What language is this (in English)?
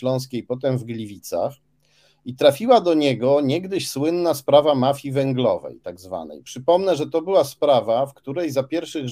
Polish